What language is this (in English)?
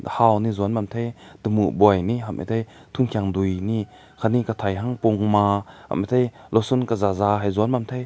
Rongmei Naga